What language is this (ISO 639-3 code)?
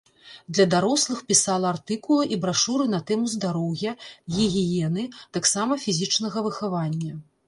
bel